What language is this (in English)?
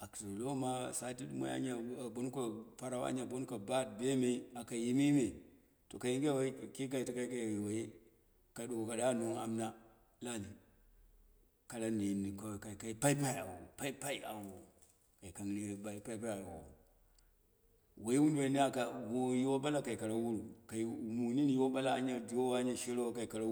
Dera (Nigeria)